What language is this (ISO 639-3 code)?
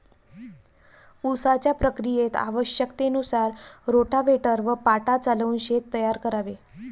mar